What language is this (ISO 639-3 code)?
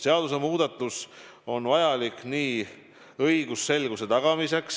est